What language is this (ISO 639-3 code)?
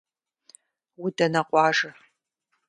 kbd